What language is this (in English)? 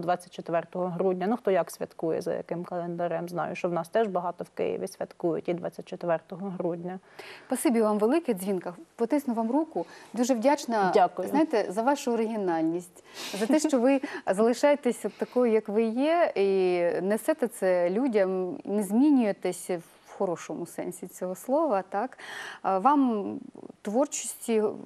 Russian